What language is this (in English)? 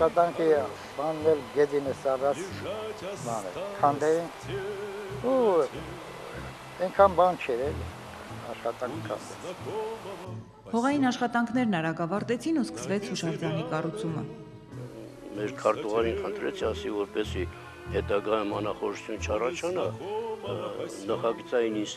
Russian